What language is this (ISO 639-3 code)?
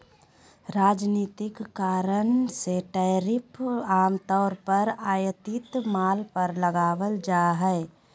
mag